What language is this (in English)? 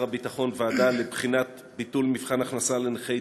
Hebrew